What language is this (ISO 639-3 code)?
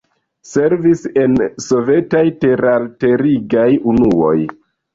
epo